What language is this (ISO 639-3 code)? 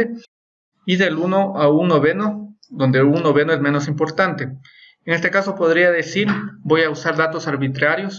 spa